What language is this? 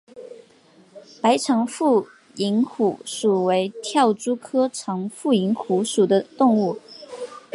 Chinese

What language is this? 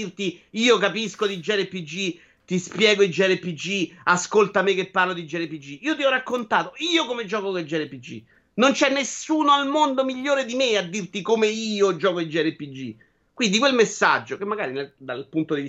Italian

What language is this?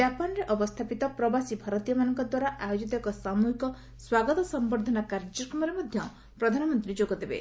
Odia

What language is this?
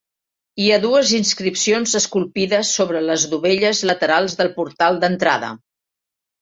Catalan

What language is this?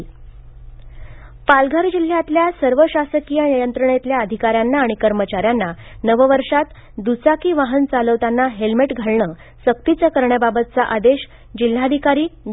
Marathi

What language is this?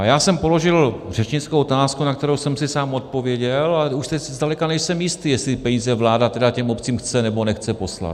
Czech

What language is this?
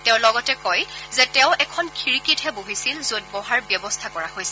Assamese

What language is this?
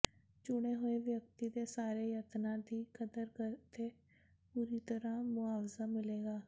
Punjabi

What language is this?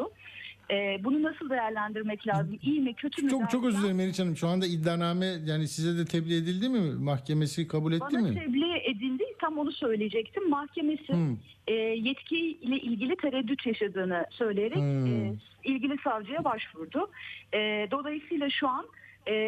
Turkish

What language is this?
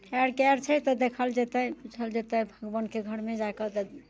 Maithili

